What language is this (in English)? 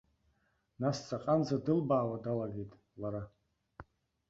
Abkhazian